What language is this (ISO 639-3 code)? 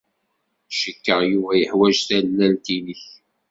kab